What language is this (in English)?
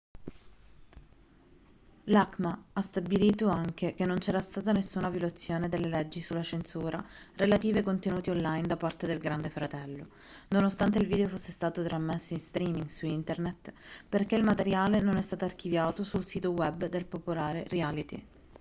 Italian